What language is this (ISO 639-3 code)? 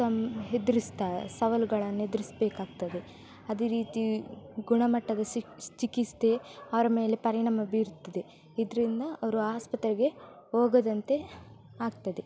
kan